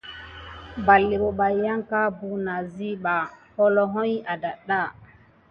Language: Gidar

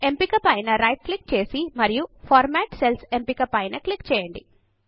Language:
Telugu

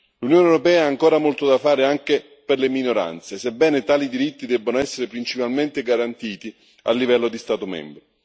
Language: Italian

